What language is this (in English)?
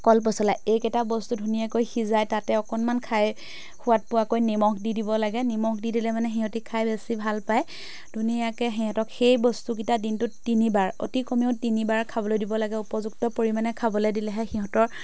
Assamese